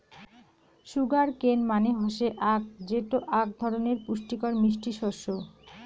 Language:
Bangla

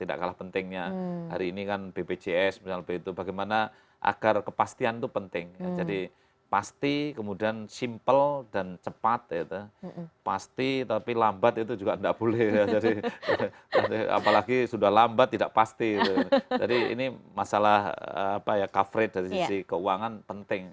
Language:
Indonesian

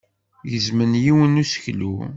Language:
Kabyle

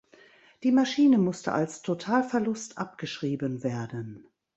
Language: German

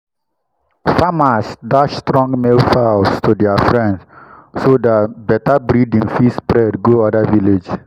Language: Nigerian Pidgin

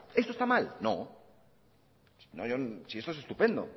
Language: Spanish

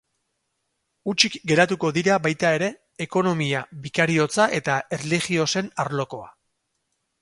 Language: Basque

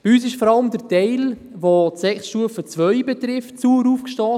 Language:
Swiss German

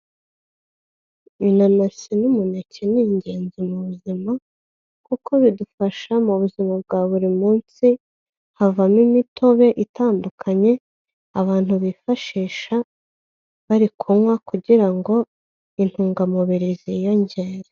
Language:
Kinyarwanda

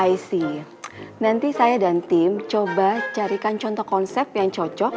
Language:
Indonesian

